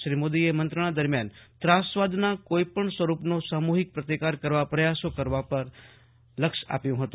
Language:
Gujarati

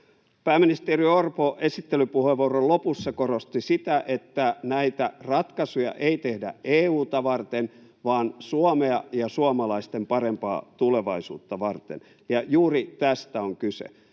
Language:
Finnish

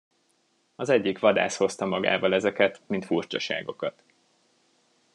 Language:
Hungarian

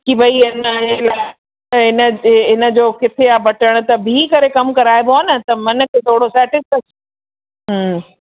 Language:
Sindhi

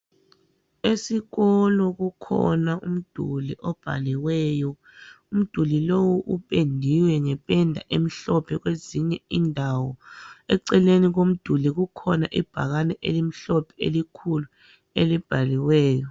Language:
North Ndebele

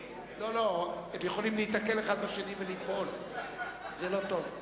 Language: Hebrew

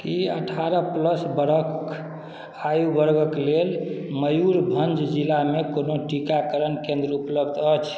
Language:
Maithili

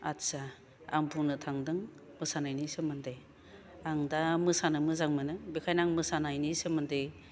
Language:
Bodo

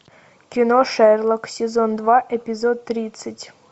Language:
Russian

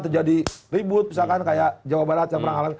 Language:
Indonesian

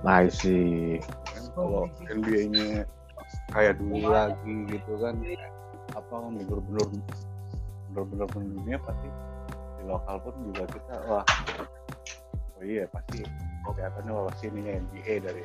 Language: Indonesian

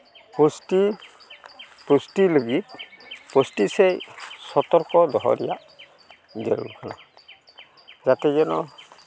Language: Santali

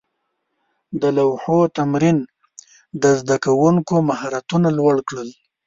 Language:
Pashto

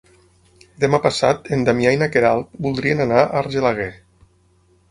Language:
Catalan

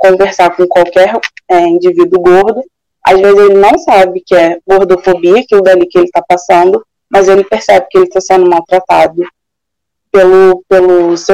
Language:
Portuguese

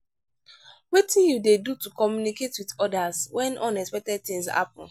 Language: Nigerian Pidgin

